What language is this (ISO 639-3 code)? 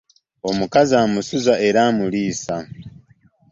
lug